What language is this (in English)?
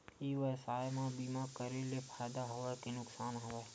Chhattisgarhi